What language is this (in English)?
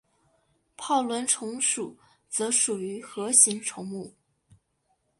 Chinese